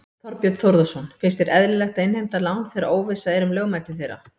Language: Icelandic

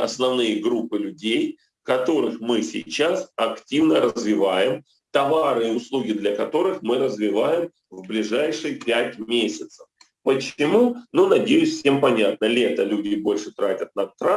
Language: Russian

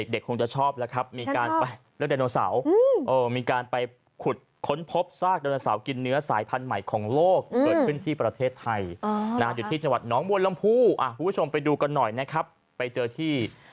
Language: Thai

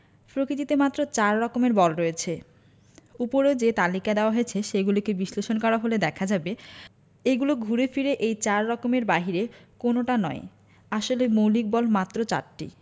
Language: Bangla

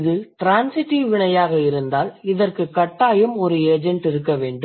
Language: Tamil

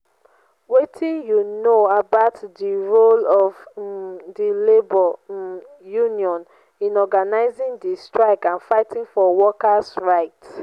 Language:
Nigerian Pidgin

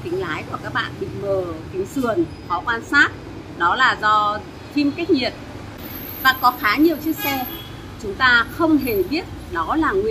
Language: Vietnamese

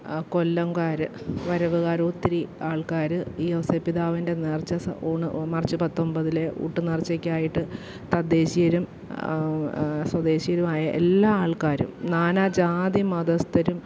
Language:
Malayalam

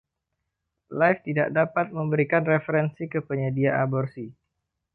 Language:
Indonesian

